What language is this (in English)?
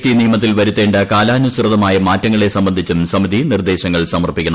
Malayalam